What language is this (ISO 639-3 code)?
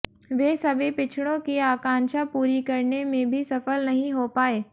hin